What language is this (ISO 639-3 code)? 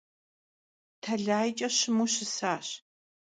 kbd